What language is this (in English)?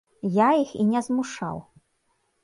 Belarusian